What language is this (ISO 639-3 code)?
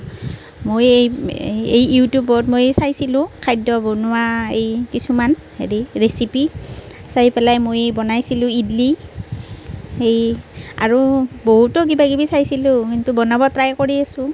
asm